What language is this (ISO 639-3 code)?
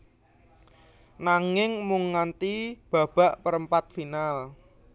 jav